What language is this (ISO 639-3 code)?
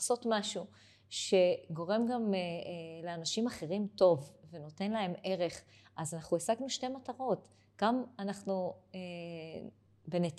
heb